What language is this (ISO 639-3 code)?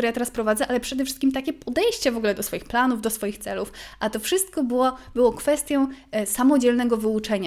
pol